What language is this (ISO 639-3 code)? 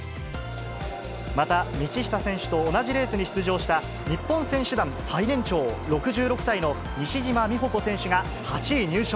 jpn